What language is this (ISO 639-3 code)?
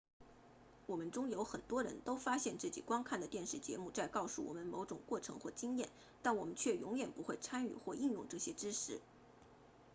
zho